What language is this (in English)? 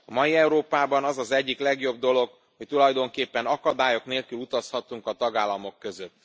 Hungarian